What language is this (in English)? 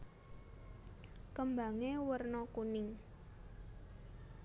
Javanese